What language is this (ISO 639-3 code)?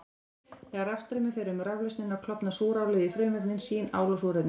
isl